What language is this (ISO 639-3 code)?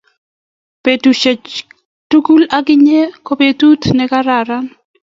kln